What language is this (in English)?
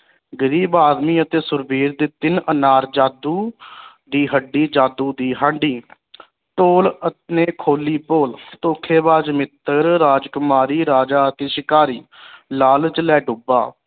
Punjabi